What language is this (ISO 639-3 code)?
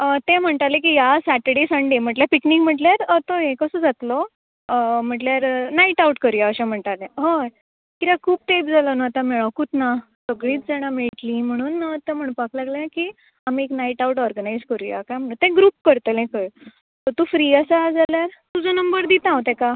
kok